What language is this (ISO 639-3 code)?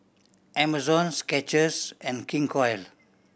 eng